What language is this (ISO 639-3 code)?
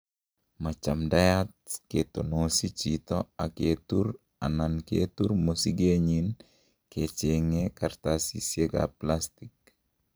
kln